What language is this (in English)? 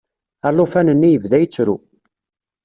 Kabyle